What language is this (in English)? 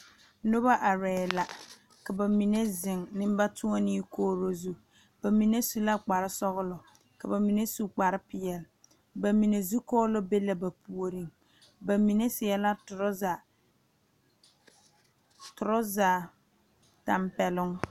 Southern Dagaare